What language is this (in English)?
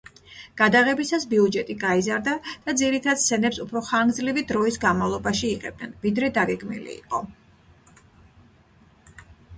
Georgian